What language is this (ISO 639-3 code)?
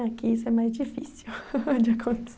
por